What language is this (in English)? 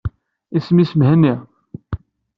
Kabyle